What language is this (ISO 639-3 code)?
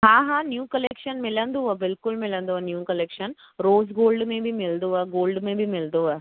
snd